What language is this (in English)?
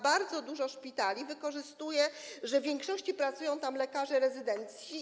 Polish